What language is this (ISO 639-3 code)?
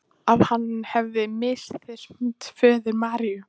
isl